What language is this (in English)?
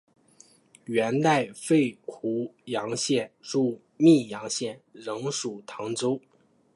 Chinese